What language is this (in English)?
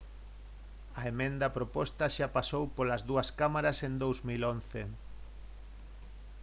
Galician